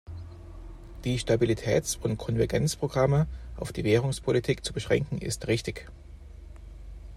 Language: German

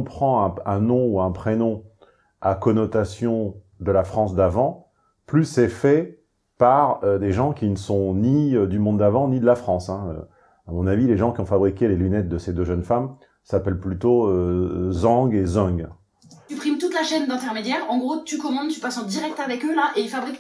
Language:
French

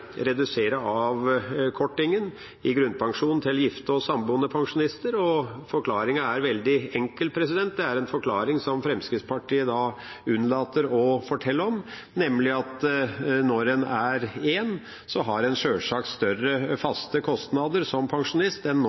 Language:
Norwegian Bokmål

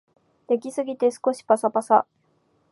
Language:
Japanese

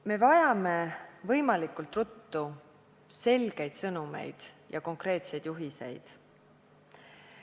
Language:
Estonian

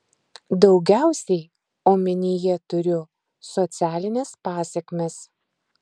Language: Lithuanian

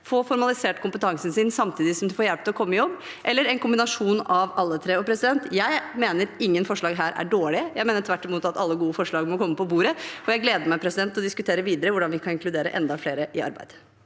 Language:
Norwegian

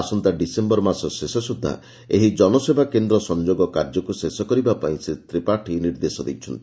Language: Odia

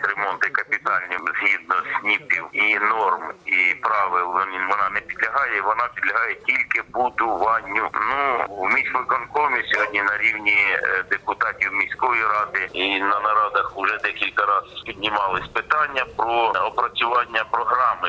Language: Ukrainian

